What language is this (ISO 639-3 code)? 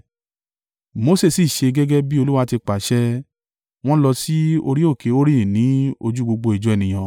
yor